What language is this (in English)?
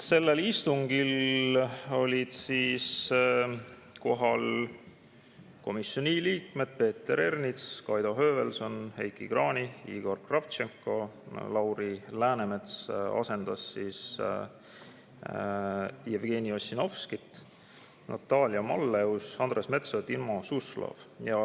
Estonian